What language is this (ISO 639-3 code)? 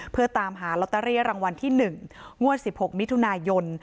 tha